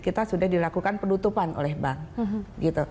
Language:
Indonesian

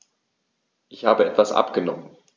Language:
German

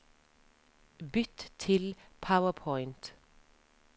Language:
Norwegian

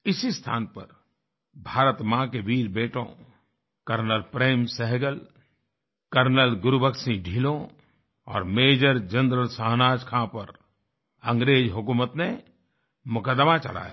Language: Hindi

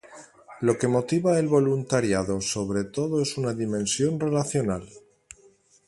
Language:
Spanish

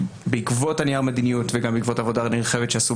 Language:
Hebrew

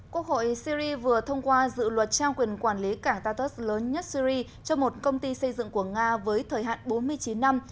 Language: Vietnamese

